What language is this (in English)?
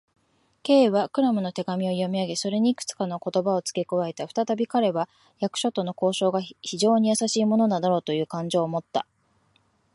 Japanese